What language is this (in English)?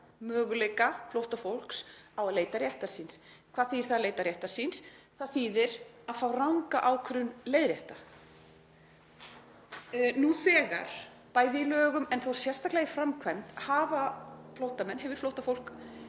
Icelandic